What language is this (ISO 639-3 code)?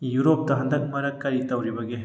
mni